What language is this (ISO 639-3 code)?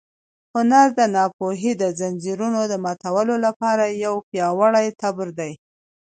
pus